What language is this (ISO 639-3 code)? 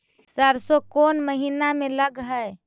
mag